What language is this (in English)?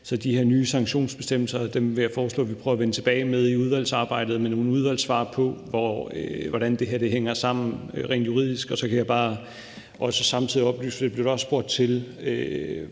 Danish